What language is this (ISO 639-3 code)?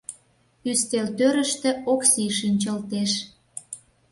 chm